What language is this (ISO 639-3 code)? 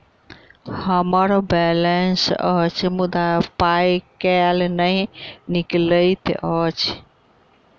mai